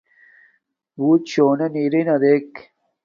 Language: Domaaki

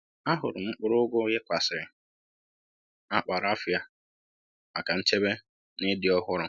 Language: Igbo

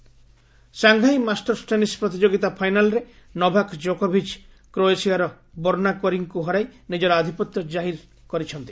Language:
Odia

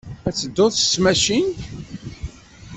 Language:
Kabyle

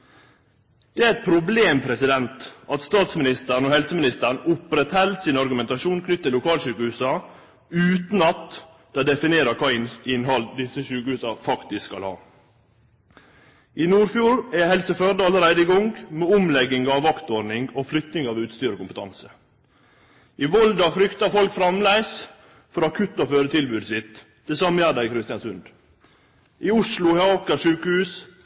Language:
Norwegian Nynorsk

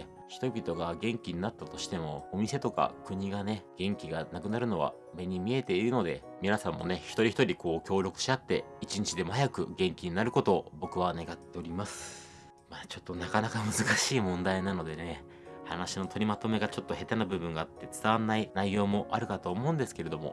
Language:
Japanese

